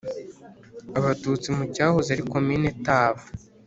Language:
Kinyarwanda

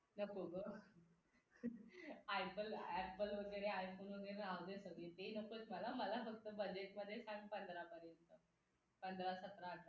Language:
Marathi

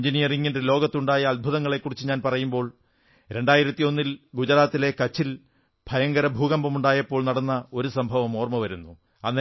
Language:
Malayalam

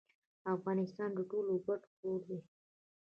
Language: Pashto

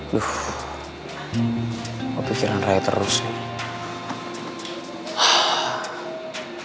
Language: Indonesian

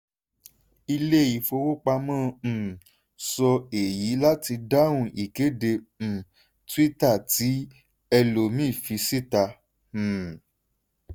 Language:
Yoruba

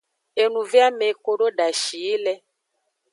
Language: Aja (Benin)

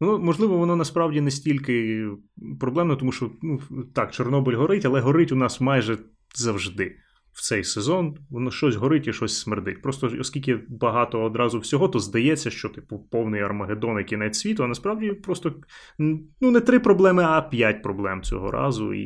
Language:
Ukrainian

